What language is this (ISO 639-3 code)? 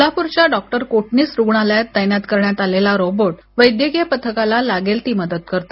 mar